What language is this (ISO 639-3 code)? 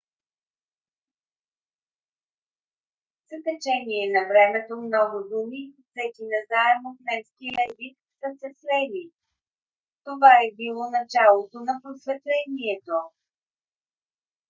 bul